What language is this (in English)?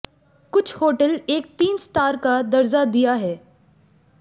Hindi